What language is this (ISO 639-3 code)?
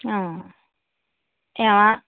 asm